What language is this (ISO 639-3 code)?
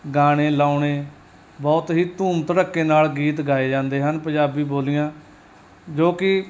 pan